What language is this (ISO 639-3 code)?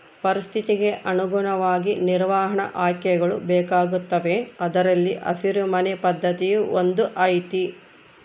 kan